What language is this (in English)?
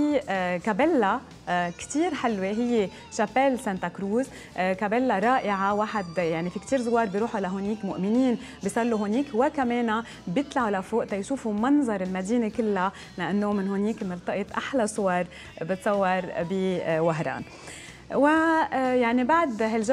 Arabic